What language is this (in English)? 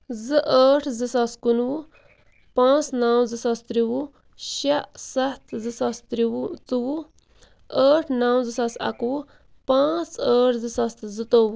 Kashmiri